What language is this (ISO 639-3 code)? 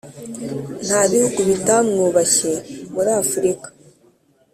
kin